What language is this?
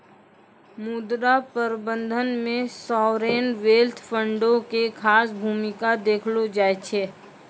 Maithili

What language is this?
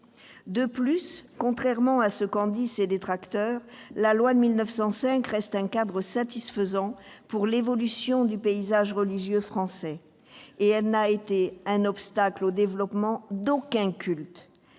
French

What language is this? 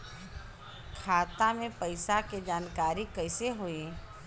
Bhojpuri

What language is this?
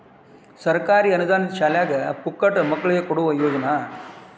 Kannada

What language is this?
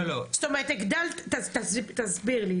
Hebrew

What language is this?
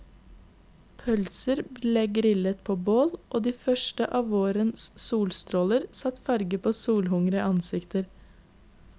Norwegian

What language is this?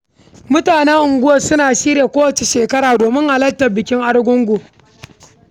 Hausa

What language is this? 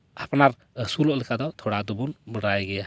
Santali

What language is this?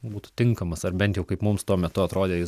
Lithuanian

